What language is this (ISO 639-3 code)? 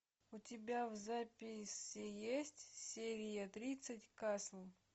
rus